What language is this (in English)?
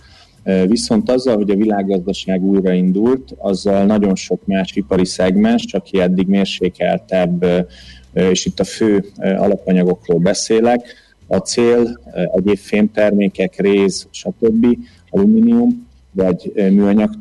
Hungarian